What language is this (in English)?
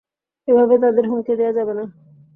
Bangla